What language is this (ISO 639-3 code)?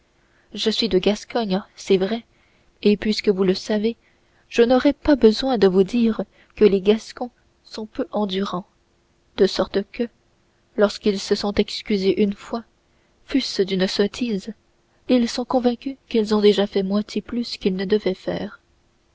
fra